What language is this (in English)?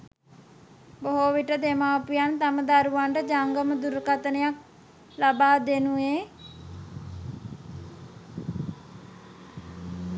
Sinhala